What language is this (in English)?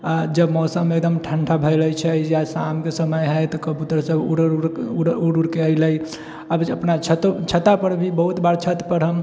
Maithili